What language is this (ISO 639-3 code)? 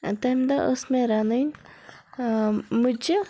kas